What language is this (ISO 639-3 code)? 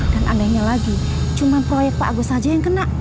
ind